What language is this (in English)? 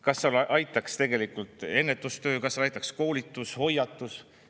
Estonian